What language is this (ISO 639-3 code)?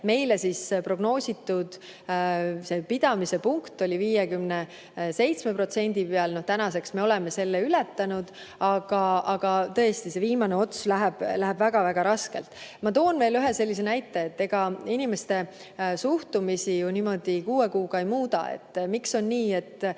est